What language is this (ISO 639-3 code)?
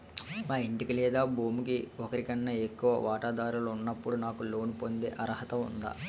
tel